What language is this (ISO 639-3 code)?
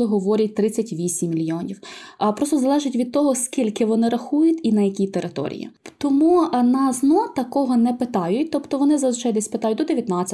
ukr